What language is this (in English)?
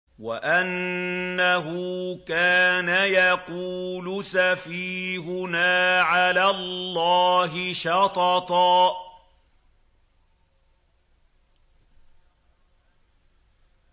Arabic